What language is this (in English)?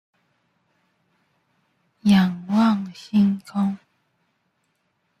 Chinese